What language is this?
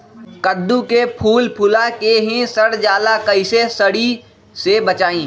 Magahi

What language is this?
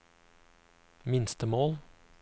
Norwegian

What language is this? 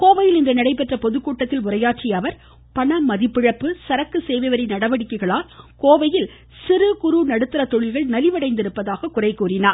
Tamil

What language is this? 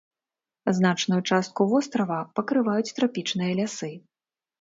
Belarusian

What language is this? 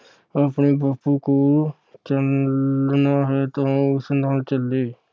Punjabi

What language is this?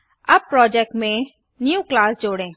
Hindi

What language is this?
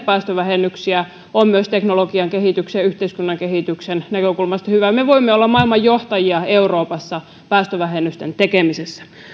Finnish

